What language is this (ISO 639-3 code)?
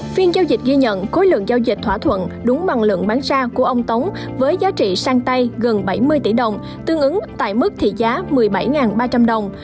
vie